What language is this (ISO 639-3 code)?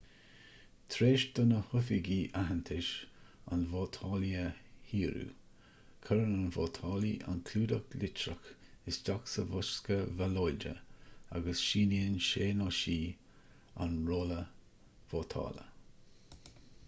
gle